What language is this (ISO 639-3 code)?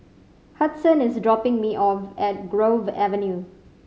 eng